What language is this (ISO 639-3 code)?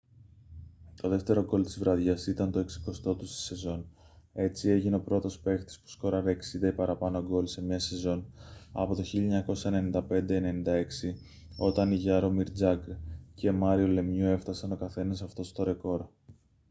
ell